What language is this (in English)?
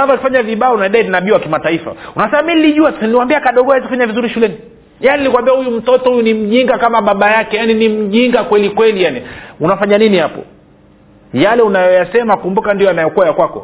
Swahili